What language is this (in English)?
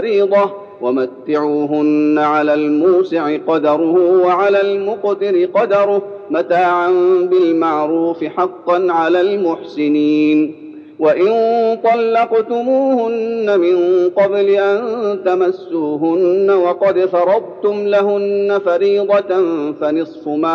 Arabic